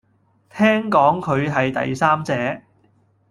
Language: Cantonese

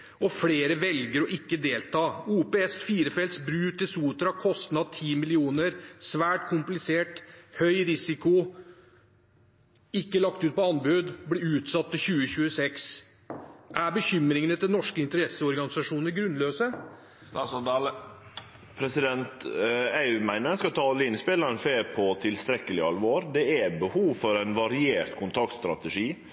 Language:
Norwegian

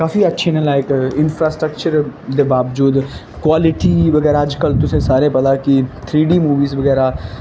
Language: Dogri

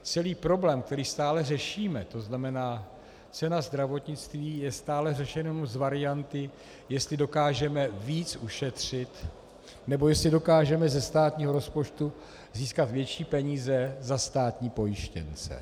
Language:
Czech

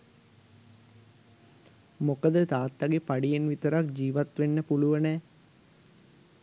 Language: Sinhala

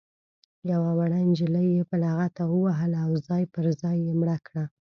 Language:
Pashto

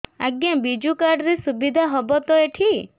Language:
Odia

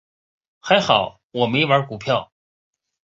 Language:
Chinese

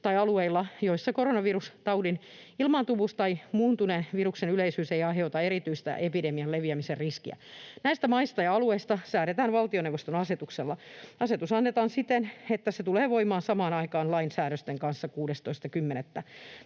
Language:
Finnish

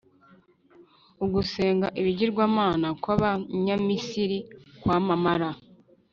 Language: Kinyarwanda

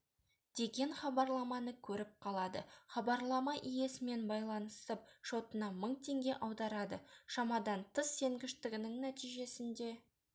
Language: Kazakh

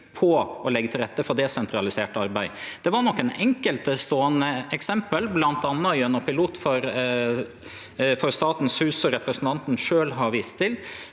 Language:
Norwegian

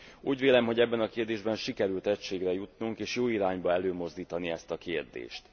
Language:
Hungarian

